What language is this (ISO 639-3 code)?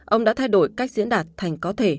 vie